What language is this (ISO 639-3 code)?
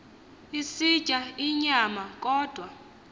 xho